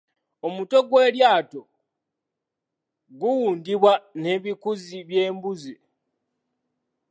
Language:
Ganda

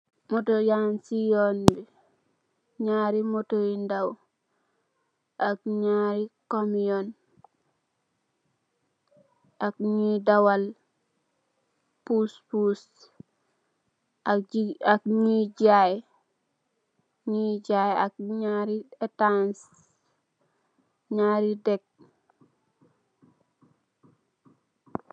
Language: Wolof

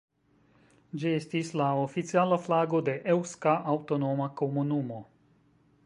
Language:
Esperanto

